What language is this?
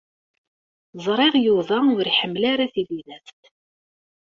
Kabyle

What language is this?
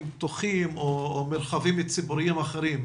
Hebrew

